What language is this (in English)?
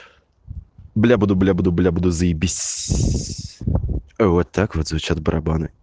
Russian